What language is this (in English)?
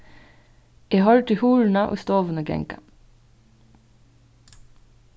Faroese